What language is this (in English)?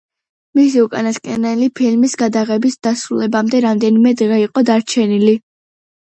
Georgian